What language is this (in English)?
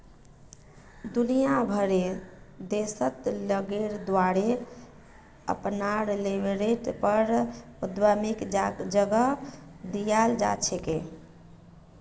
Magahi